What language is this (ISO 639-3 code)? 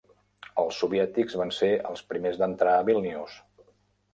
cat